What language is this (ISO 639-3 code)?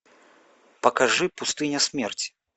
rus